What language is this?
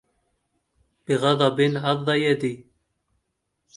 Arabic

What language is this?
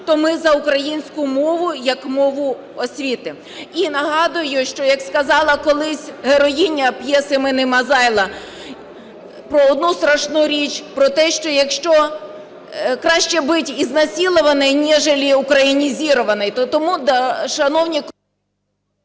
Ukrainian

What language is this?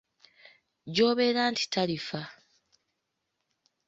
Ganda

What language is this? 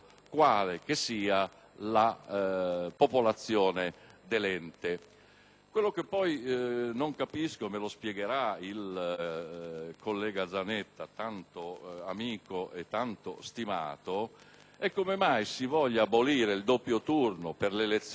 Italian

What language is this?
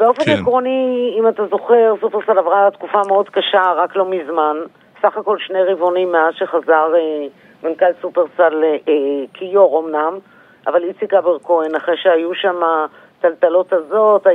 Hebrew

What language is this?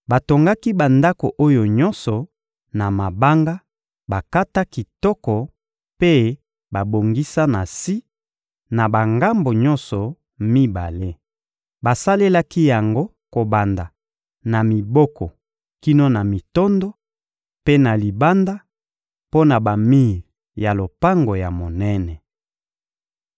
Lingala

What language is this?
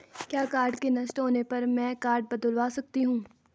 Hindi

